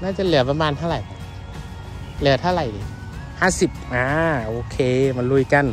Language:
Thai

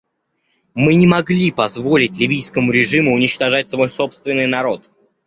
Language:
Russian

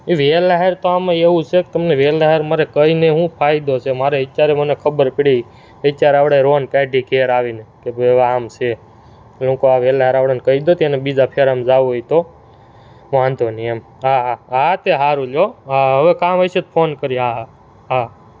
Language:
Gujarati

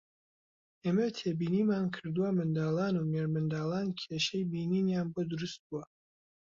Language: Central Kurdish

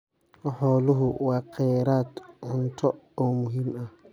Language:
Somali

